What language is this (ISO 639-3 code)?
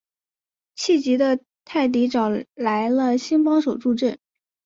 zho